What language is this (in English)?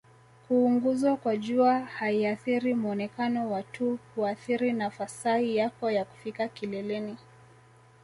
Swahili